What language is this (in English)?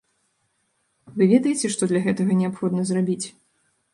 Belarusian